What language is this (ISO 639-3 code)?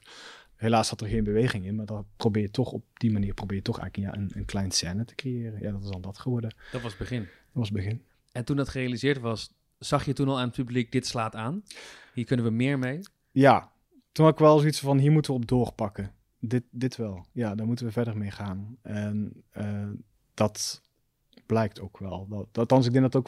nld